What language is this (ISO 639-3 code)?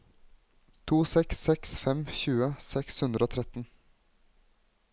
nor